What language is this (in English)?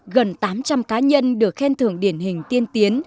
Vietnamese